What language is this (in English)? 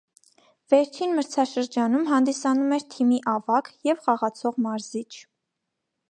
Armenian